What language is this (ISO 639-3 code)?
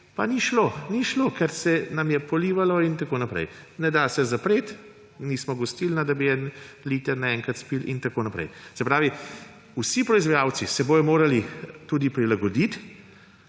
slv